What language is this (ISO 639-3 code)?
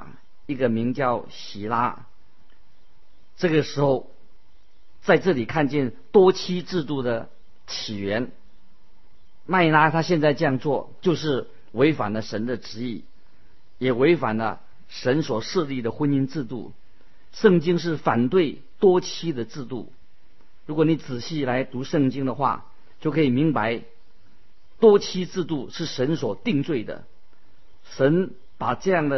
zho